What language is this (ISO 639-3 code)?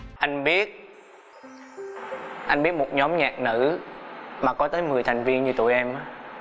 vie